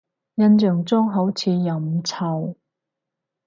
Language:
Cantonese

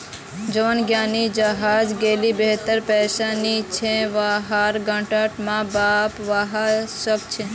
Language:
Magahi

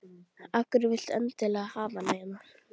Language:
Icelandic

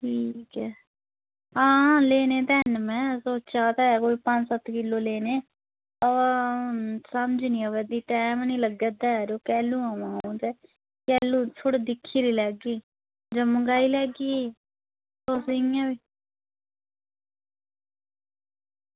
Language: Dogri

